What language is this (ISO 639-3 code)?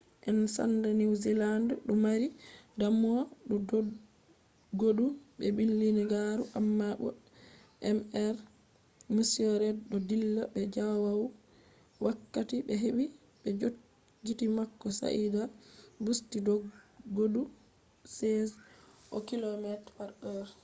ful